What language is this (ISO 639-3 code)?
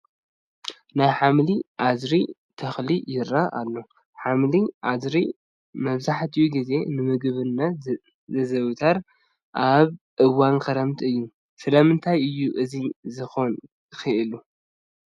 tir